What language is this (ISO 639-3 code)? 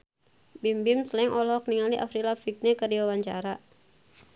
sun